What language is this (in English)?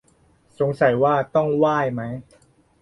Thai